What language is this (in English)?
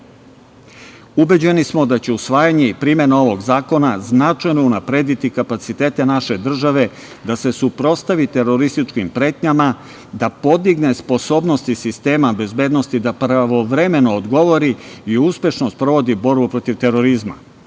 Serbian